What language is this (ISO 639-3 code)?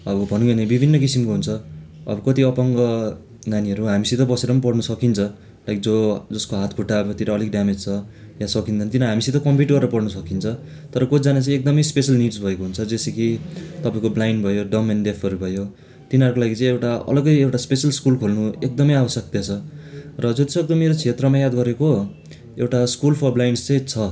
nep